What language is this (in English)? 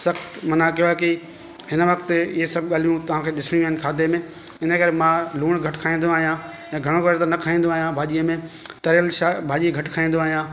Sindhi